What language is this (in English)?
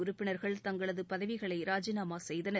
Tamil